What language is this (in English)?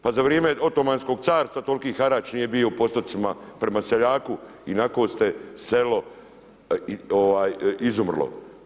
Croatian